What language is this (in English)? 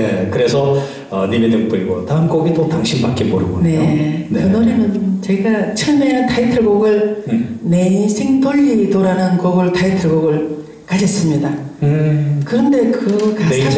Korean